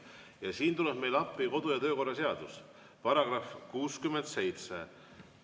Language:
Estonian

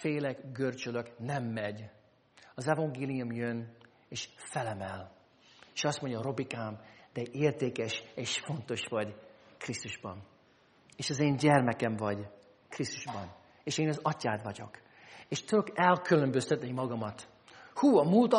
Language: Hungarian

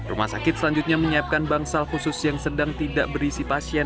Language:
Indonesian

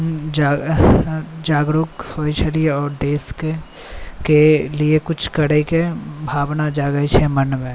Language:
Maithili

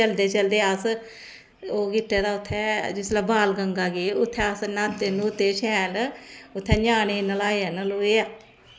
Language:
Dogri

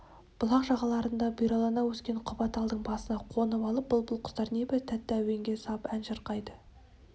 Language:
Kazakh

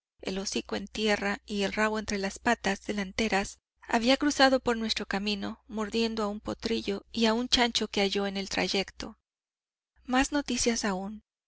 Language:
Spanish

